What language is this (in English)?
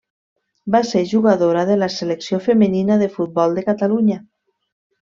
Catalan